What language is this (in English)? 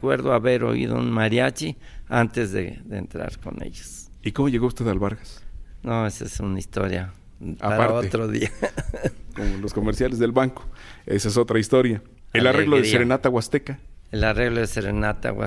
Spanish